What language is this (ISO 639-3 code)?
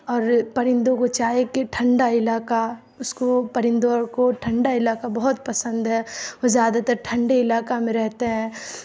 urd